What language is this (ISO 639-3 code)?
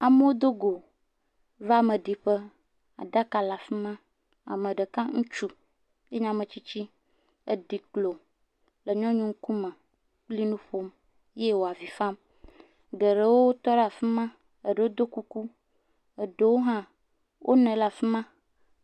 ewe